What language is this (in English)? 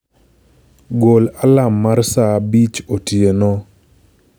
Luo (Kenya and Tanzania)